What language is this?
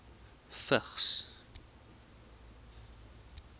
Afrikaans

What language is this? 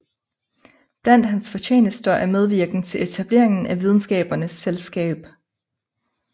Danish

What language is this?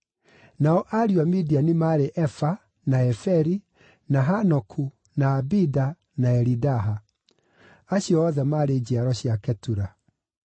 Kikuyu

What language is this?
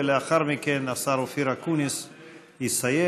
Hebrew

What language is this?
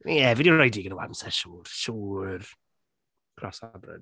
Welsh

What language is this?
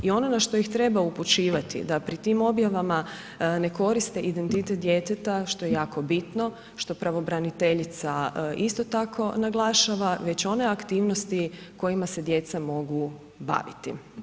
Croatian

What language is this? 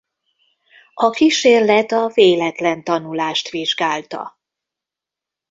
Hungarian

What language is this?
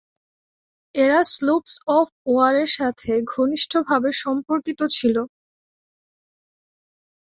Bangla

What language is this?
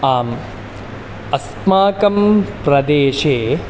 Sanskrit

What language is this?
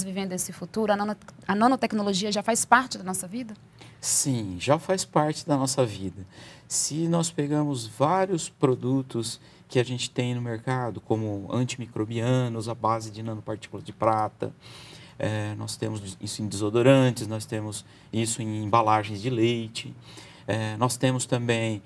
Portuguese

